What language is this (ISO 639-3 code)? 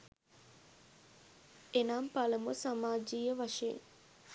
sin